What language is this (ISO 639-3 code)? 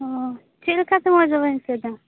sat